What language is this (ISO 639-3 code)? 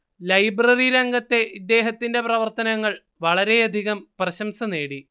mal